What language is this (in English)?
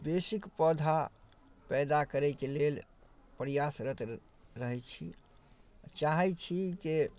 Maithili